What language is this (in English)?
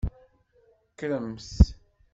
Kabyle